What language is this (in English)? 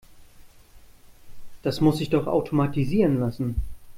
German